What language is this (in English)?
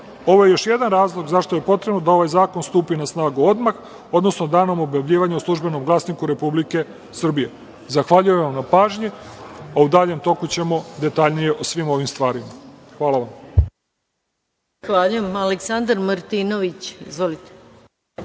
Serbian